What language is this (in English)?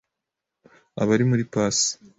Kinyarwanda